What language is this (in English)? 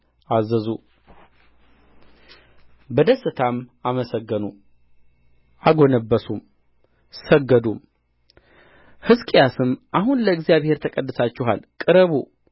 Amharic